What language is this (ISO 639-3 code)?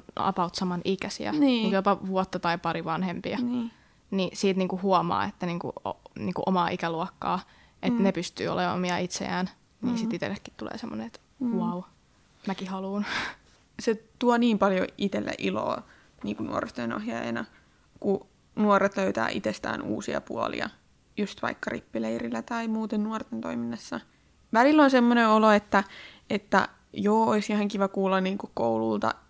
fin